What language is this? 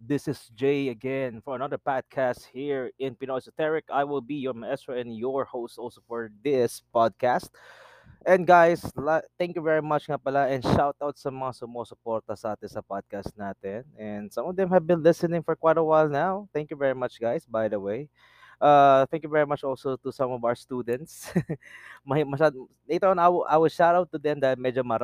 Filipino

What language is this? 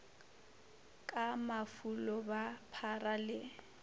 Northern Sotho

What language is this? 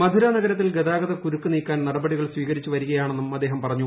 Malayalam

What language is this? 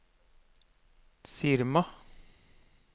Norwegian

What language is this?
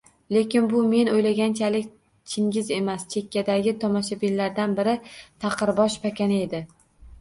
Uzbek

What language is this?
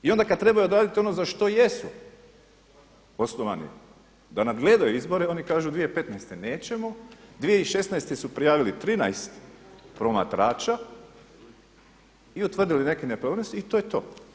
Croatian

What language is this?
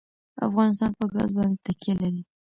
Pashto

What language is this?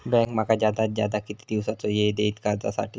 Marathi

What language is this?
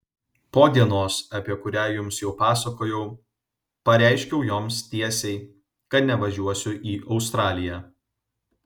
Lithuanian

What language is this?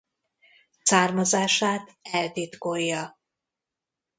Hungarian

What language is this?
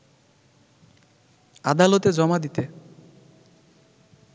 Bangla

